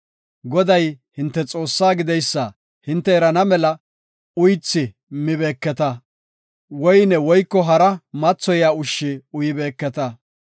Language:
Gofa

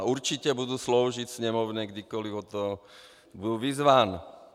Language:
Czech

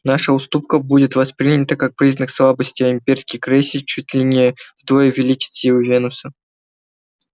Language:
Russian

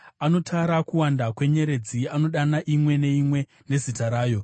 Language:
Shona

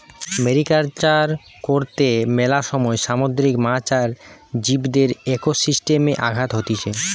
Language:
Bangla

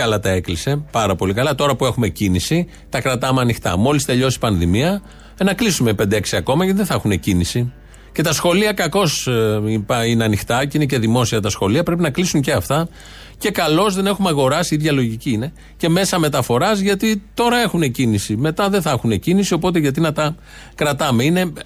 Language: Greek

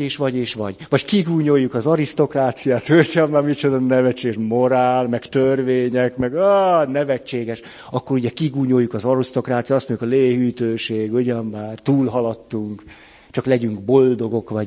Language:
Hungarian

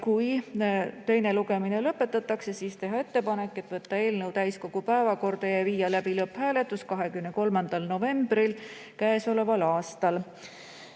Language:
Estonian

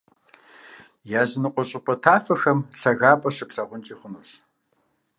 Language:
Kabardian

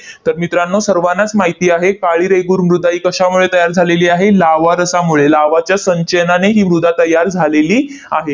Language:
Marathi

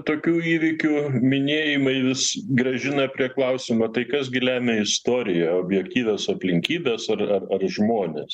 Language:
Lithuanian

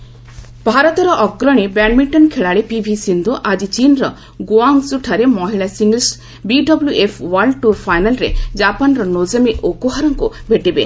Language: Odia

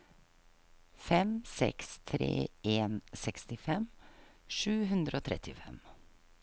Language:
Norwegian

